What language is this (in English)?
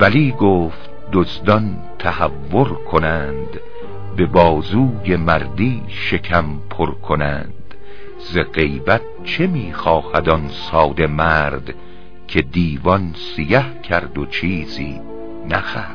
Persian